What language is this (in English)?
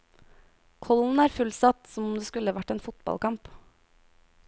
Norwegian